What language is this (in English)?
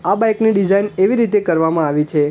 Gujarati